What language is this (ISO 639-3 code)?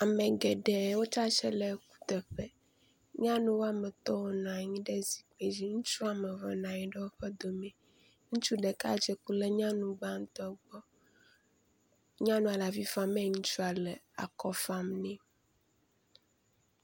ewe